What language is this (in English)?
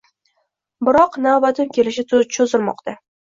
Uzbek